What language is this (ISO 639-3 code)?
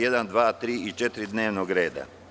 srp